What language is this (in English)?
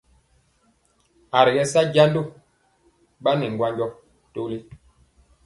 Mpiemo